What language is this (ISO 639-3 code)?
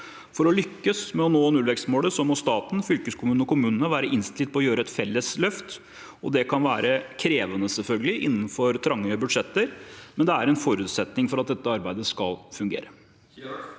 nor